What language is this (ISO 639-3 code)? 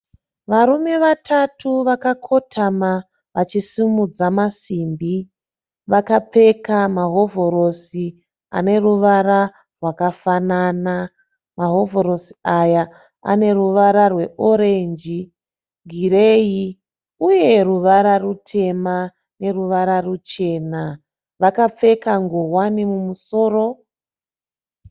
sna